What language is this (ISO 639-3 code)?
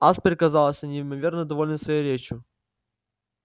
rus